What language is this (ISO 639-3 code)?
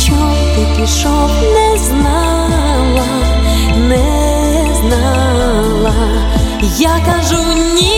ukr